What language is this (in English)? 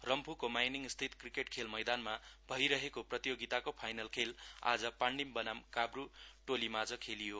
Nepali